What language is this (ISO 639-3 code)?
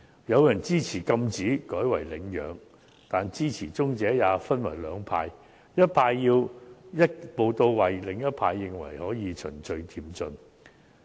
yue